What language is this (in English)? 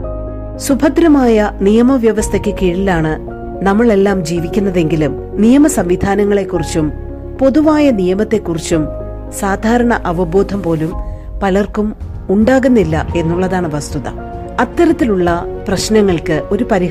Malayalam